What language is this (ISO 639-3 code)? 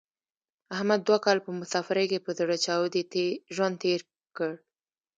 pus